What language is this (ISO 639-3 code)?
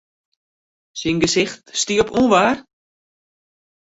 fry